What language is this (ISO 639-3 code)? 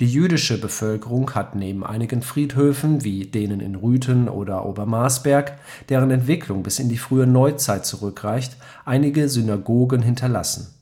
deu